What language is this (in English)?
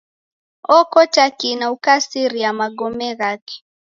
Taita